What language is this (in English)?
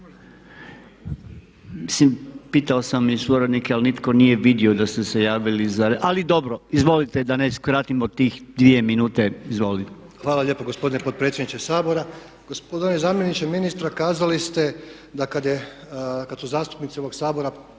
Croatian